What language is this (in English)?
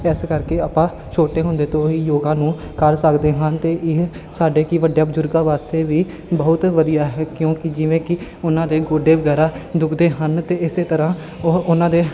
Punjabi